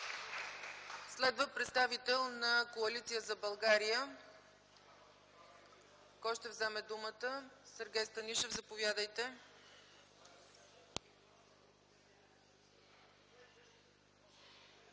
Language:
Bulgarian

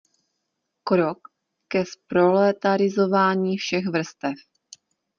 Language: Czech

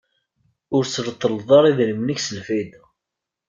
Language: Kabyle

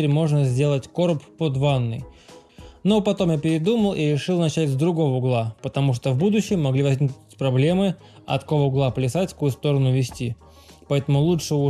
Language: Russian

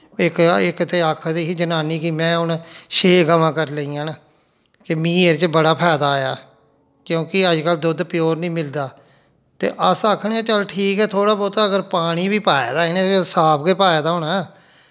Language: Dogri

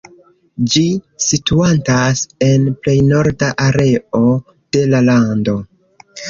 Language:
Esperanto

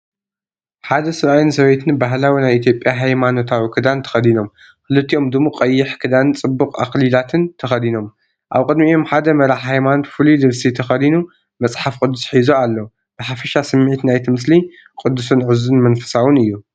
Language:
Tigrinya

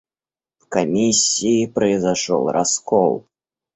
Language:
Russian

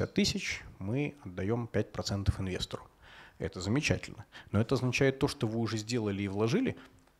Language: Russian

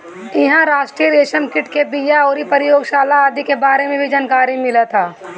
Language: Bhojpuri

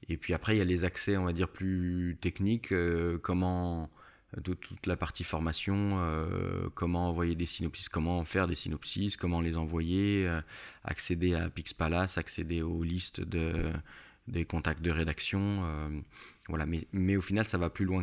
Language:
French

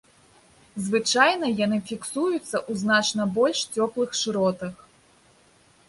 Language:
Belarusian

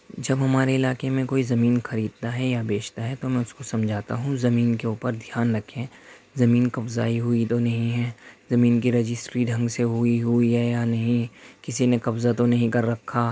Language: Urdu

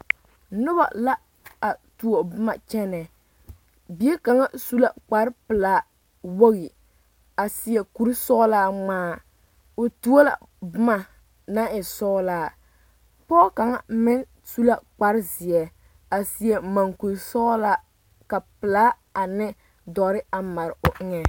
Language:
Southern Dagaare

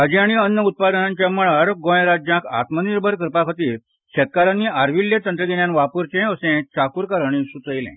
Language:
Konkani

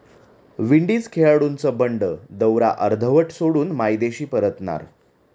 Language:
Marathi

